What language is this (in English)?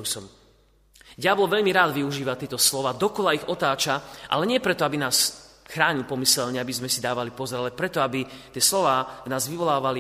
Slovak